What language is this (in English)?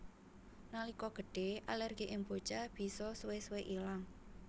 Javanese